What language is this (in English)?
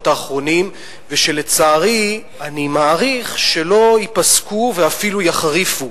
Hebrew